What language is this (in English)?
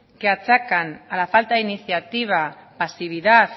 Spanish